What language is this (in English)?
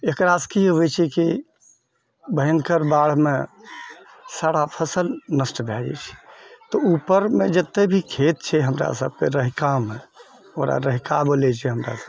Maithili